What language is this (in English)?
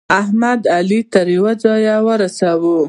Pashto